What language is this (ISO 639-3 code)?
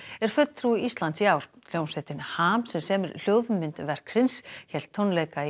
isl